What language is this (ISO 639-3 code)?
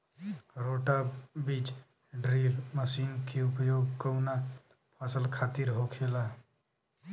bho